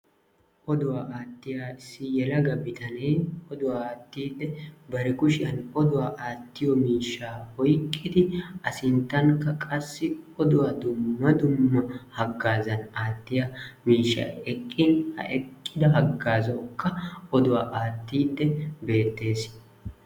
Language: Wolaytta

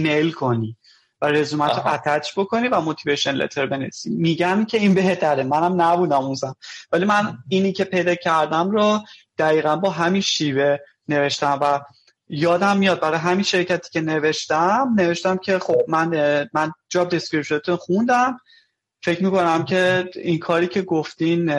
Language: Persian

